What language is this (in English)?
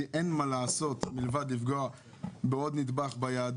Hebrew